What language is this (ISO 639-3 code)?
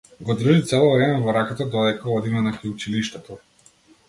mkd